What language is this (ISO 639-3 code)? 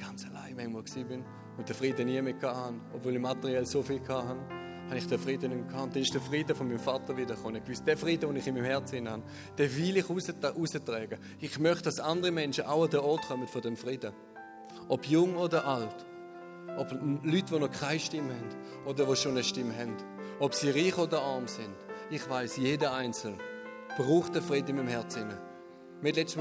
deu